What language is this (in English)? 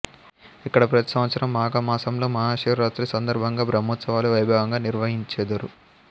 Telugu